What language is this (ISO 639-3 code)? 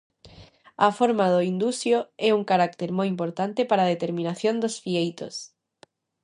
glg